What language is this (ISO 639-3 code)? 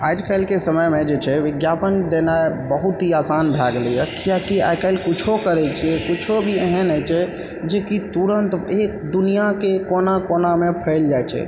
mai